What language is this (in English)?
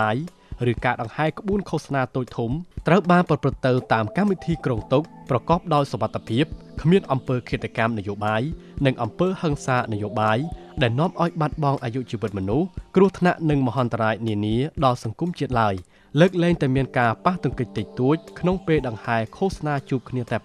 Thai